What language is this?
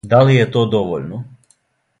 Serbian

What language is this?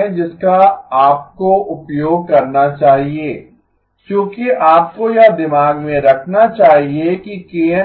Hindi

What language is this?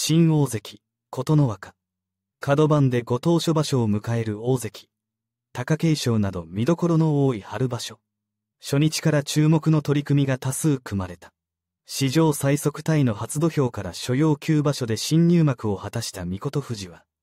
Japanese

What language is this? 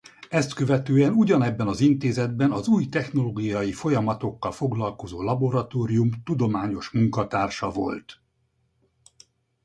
Hungarian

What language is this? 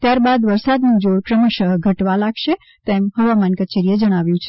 Gujarati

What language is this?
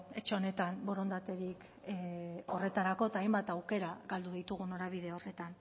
Basque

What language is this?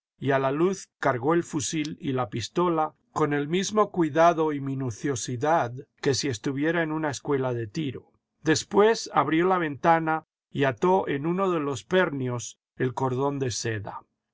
Spanish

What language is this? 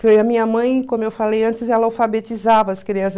Portuguese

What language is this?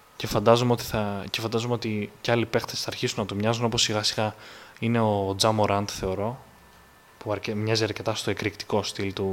Greek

